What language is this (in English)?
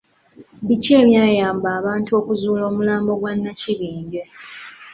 Ganda